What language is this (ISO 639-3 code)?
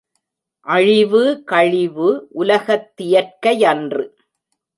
tam